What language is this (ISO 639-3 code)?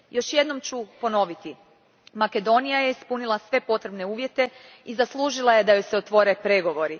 hrv